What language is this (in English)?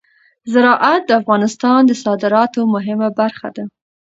Pashto